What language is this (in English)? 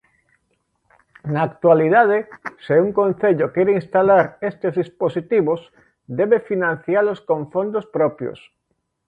Galician